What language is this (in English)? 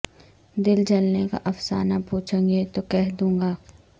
Urdu